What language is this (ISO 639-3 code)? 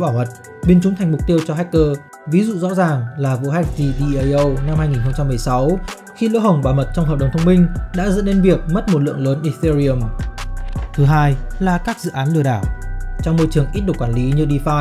vie